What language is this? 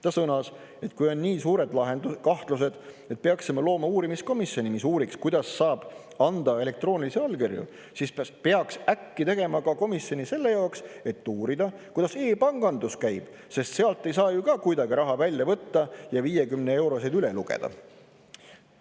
Estonian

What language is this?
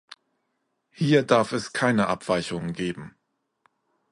German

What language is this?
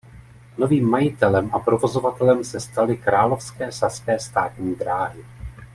Czech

